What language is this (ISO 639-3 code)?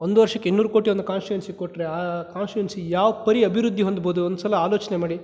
kan